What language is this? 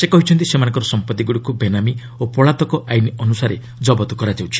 Odia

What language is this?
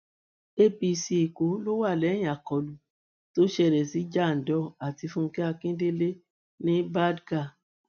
Yoruba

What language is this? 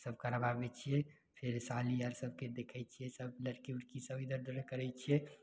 Maithili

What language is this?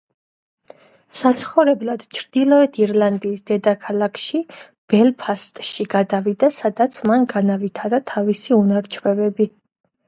Georgian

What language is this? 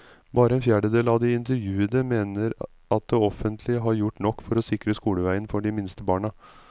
Norwegian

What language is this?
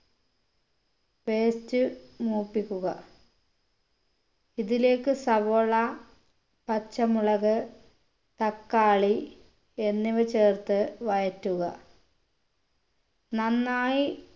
Malayalam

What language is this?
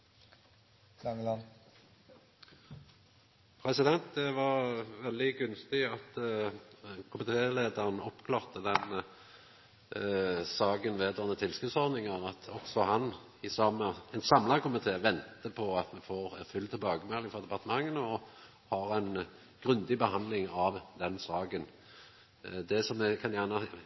Norwegian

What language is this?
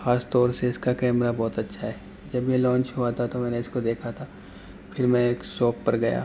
Urdu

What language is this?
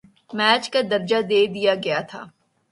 Urdu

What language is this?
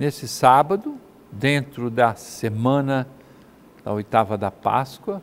Portuguese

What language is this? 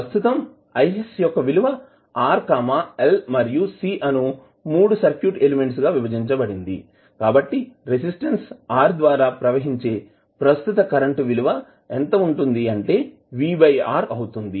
Telugu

